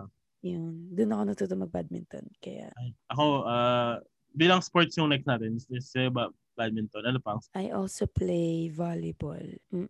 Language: Filipino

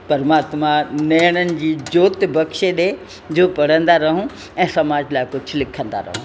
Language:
Sindhi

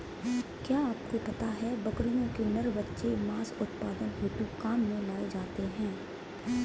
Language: Hindi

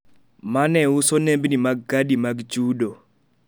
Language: Luo (Kenya and Tanzania)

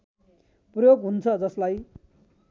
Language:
Nepali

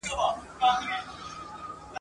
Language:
Pashto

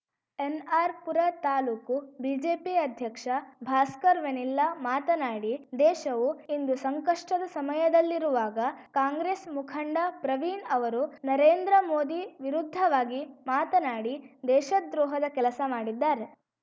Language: Kannada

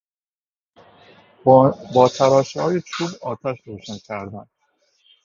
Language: Persian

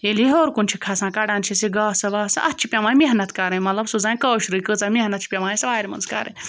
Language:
Kashmiri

